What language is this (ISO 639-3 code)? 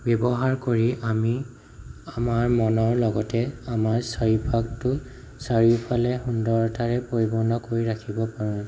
asm